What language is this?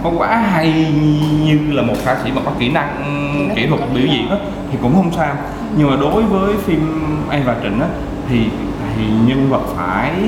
Vietnamese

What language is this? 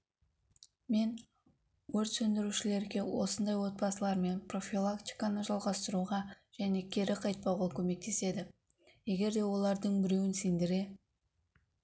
Kazakh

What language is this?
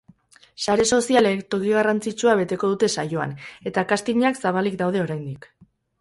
Basque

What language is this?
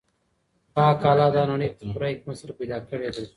Pashto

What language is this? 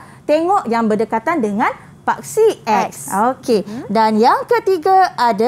Malay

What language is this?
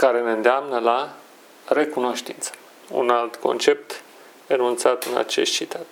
Romanian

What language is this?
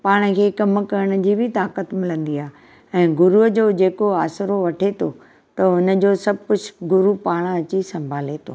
Sindhi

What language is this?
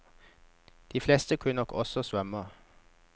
Norwegian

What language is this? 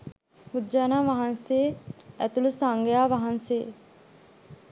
Sinhala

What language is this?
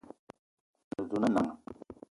Eton (Cameroon)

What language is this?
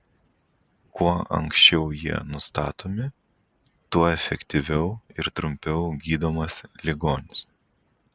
Lithuanian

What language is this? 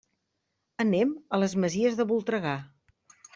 Catalan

